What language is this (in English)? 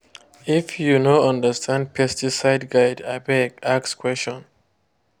Nigerian Pidgin